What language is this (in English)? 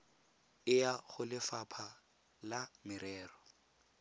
Tswana